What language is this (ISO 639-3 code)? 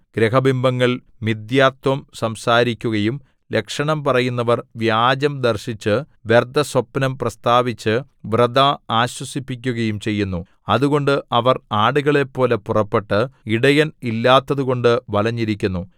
mal